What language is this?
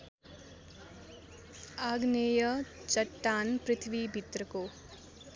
Nepali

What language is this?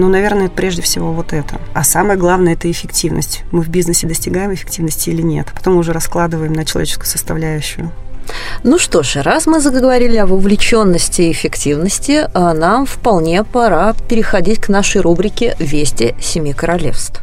Russian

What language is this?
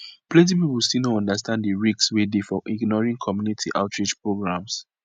Nigerian Pidgin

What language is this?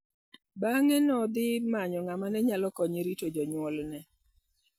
Luo (Kenya and Tanzania)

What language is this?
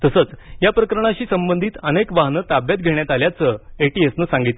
Marathi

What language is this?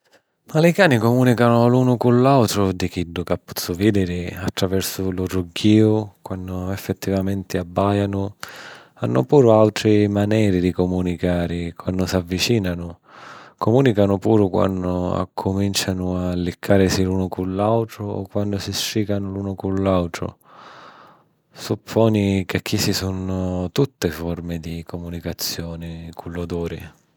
Sicilian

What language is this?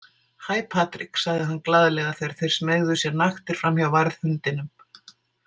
Icelandic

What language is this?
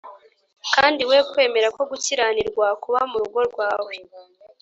Kinyarwanda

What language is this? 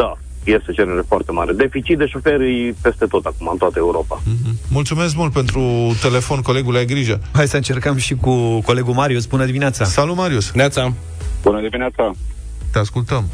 Romanian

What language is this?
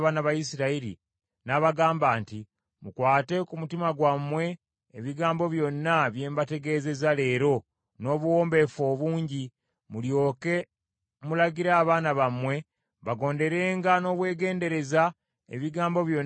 Ganda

